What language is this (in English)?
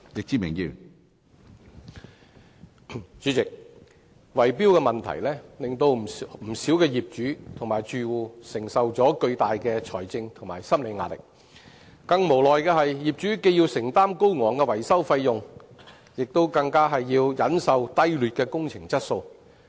Cantonese